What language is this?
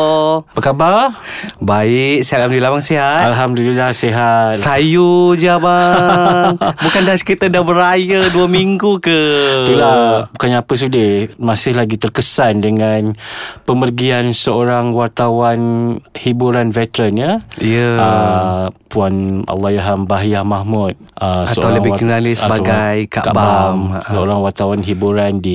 Malay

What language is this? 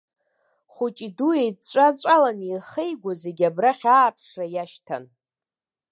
Abkhazian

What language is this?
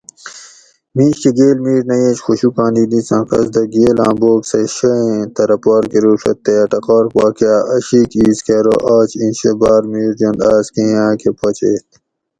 Gawri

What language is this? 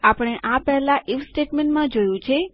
Gujarati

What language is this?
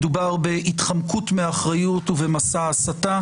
Hebrew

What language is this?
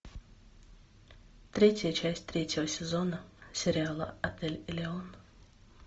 Russian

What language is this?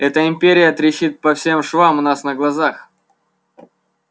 Russian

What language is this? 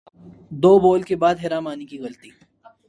Urdu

